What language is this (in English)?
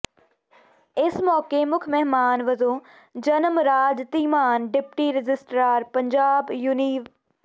Punjabi